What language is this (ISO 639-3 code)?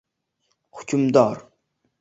uzb